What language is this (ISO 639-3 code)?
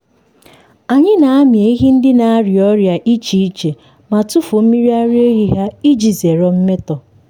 ibo